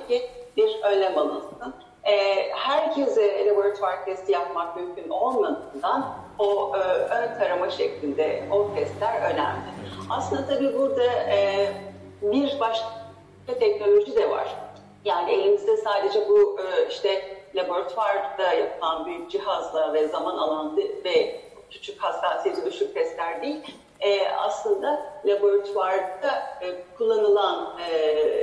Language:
Turkish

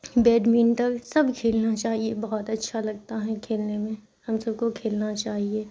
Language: Urdu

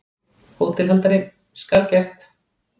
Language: Icelandic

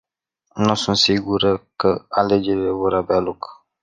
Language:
Romanian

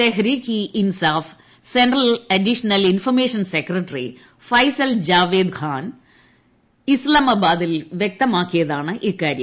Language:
Malayalam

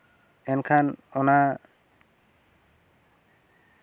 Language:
Santali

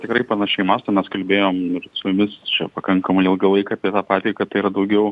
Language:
Lithuanian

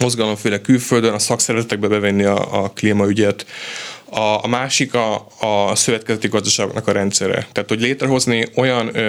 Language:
Hungarian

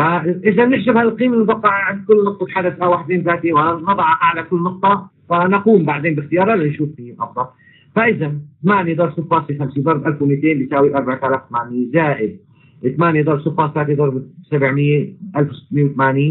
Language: Arabic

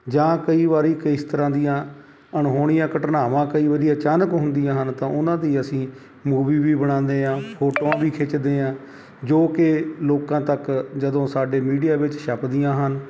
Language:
Punjabi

